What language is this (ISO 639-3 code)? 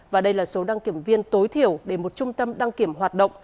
vie